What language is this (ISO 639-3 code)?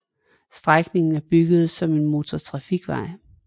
dan